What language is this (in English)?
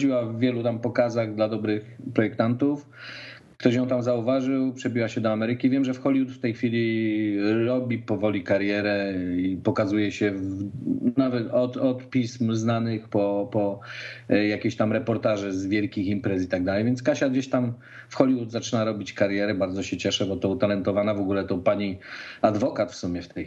Polish